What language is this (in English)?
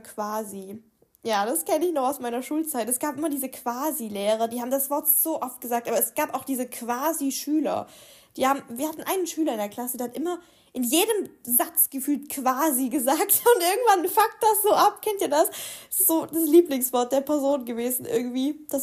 German